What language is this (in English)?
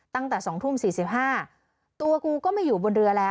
Thai